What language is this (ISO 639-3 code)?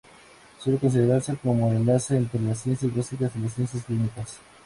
spa